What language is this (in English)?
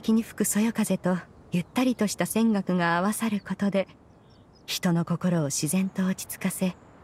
Japanese